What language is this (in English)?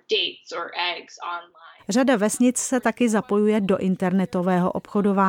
Czech